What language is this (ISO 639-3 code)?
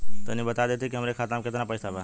bho